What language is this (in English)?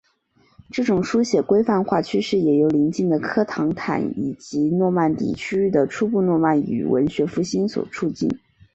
Chinese